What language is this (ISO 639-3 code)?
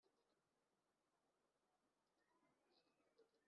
kin